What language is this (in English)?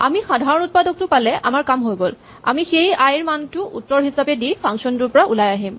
Assamese